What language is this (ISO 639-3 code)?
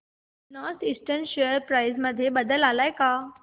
mar